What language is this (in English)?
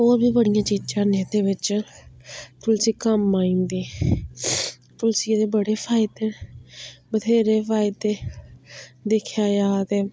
Dogri